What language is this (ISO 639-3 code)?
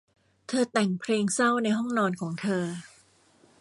tha